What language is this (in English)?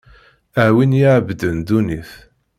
Kabyle